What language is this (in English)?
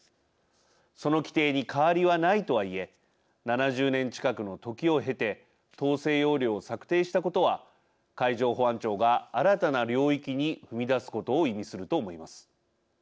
Japanese